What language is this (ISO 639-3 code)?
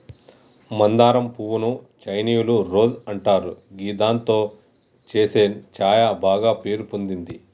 tel